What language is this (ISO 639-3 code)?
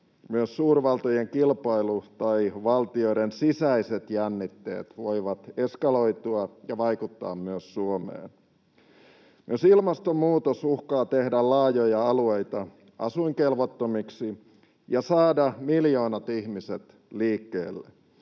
fin